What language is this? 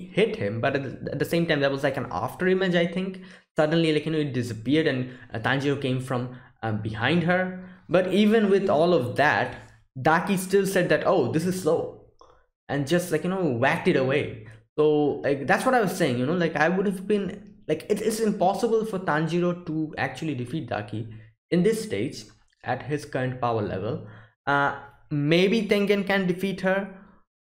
English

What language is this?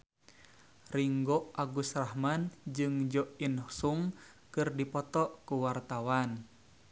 Sundanese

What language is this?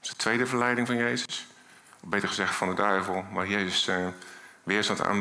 Dutch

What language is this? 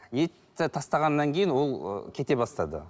Kazakh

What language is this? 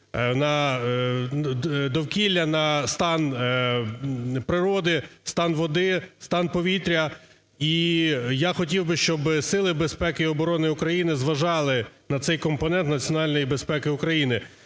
Ukrainian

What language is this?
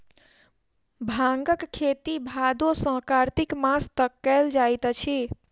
Maithili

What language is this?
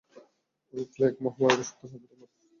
Bangla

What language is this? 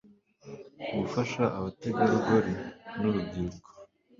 Kinyarwanda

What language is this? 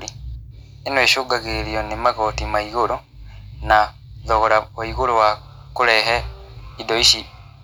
Kikuyu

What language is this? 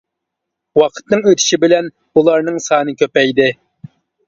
Uyghur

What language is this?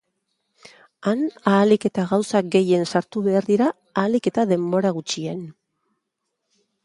Basque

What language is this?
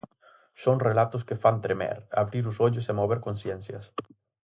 Galician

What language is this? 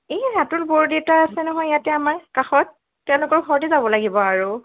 Assamese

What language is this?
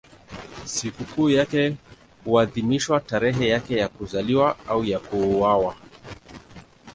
Swahili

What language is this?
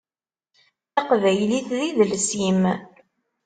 Kabyle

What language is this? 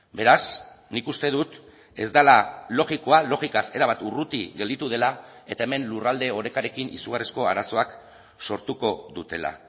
Basque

